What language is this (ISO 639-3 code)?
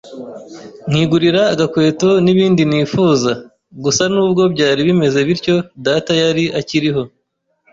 kin